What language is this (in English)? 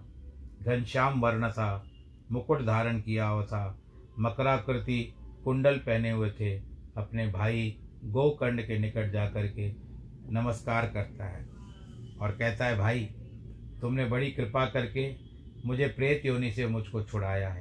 Hindi